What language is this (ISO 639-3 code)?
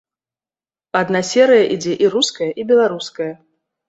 bel